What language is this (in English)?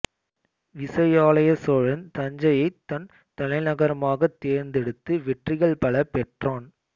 Tamil